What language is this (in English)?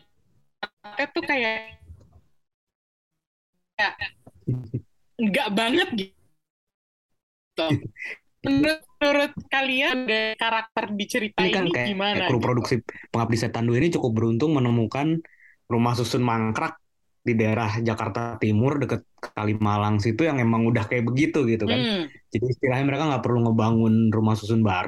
Indonesian